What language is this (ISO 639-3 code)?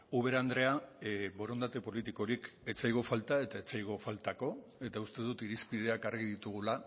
eus